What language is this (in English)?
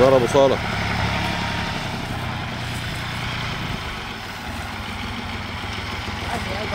Arabic